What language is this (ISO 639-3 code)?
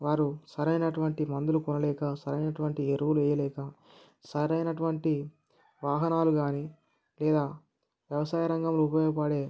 tel